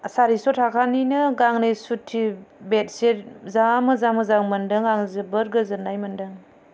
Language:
Bodo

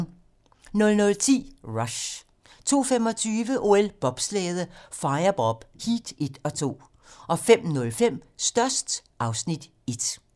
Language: Danish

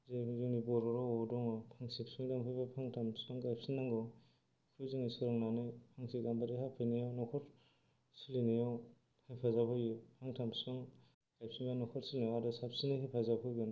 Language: Bodo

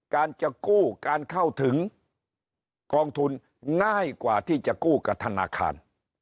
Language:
Thai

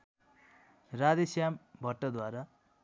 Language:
Nepali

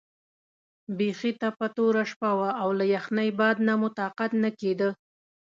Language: Pashto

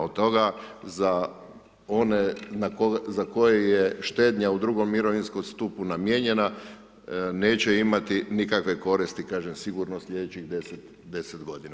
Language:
Croatian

